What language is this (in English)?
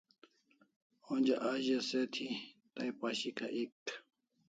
Kalasha